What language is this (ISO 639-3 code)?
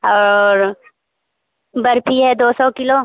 hin